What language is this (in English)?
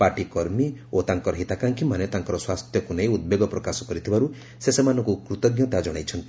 Odia